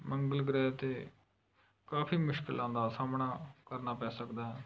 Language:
Punjabi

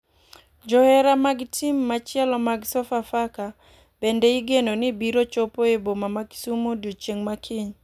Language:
Luo (Kenya and Tanzania)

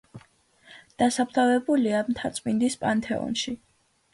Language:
Georgian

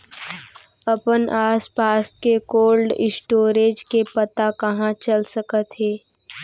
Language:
Chhattisgarhi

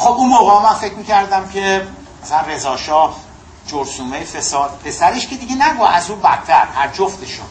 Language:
Persian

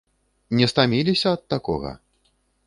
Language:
Belarusian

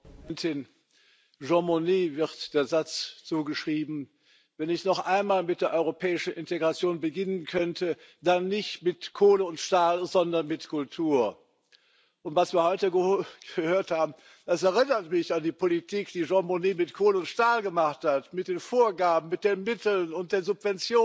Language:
German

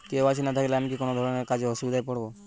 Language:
Bangla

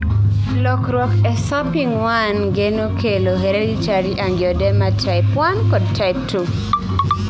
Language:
Luo (Kenya and Tanzania)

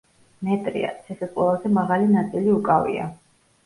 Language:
Georgian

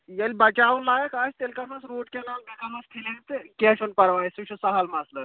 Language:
Kashmiri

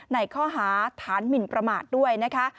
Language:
Thai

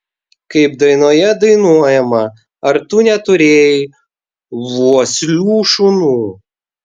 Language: Lithuanian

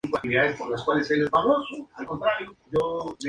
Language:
Spanish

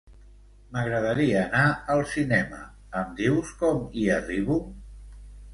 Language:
Catalan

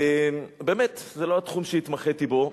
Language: Hebrew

